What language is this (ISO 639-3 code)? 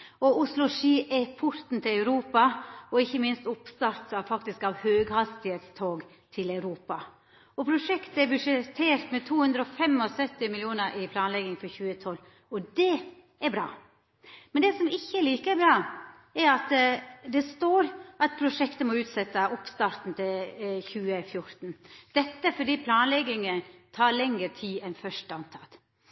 nno